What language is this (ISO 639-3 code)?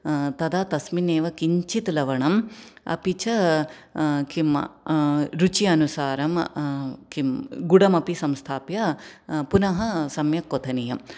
san